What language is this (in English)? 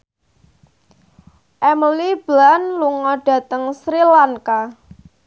Javanese